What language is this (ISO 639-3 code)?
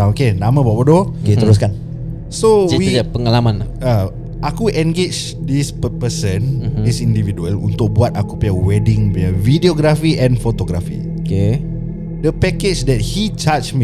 msa